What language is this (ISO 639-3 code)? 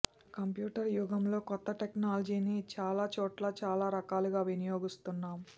tel